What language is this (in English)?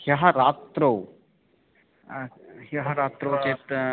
Sanskrit